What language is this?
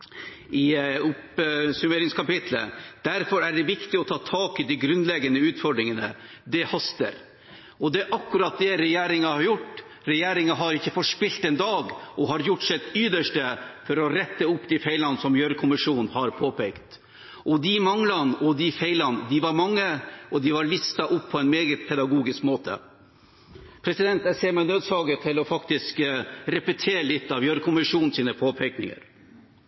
Norwegian Bokmål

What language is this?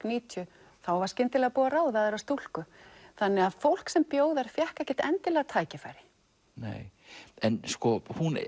Icelandic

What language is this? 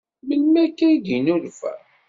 Kabyle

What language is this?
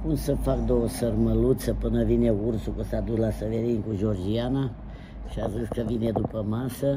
Romanian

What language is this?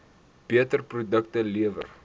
Afrikaans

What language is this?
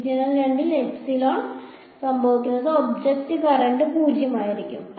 Malayalam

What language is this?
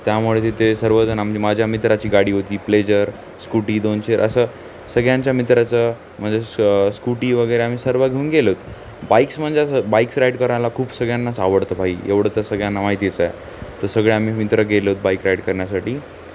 Marathi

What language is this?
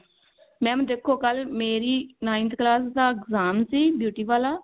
Punjabi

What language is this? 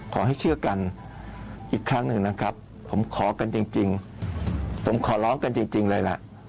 Thai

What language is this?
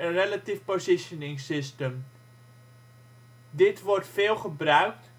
Dutch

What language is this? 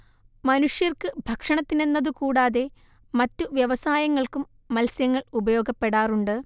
Malayalam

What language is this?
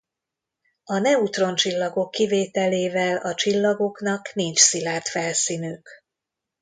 Hungarian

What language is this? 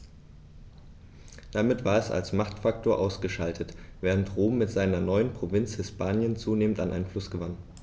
German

